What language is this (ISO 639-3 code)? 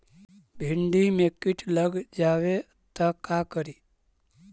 mag